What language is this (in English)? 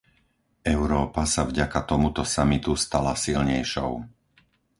Slovak